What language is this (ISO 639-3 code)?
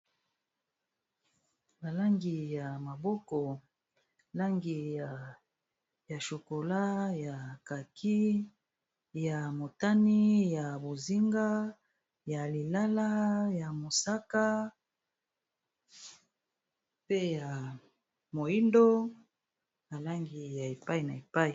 lin